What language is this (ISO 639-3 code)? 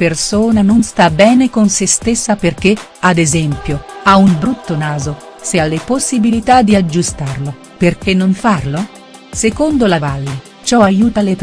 ita